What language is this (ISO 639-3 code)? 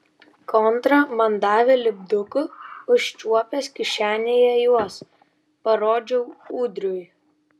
lit